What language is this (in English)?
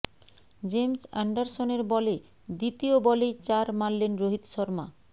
Bangla